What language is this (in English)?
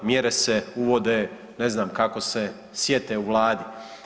Croatian